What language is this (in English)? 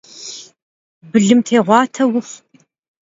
Kabardian